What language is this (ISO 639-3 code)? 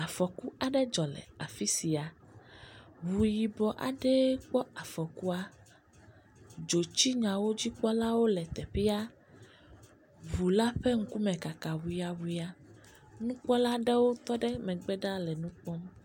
ewe